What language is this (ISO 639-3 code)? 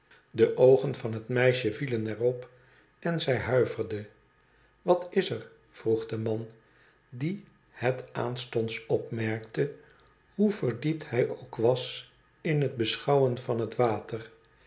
nld